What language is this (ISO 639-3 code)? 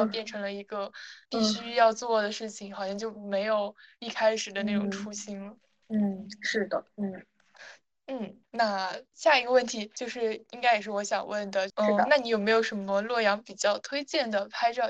zho